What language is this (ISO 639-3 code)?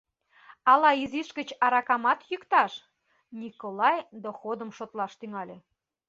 chm